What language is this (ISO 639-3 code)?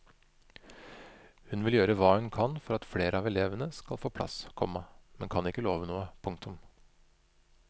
nor